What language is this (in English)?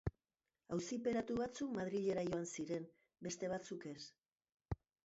Basque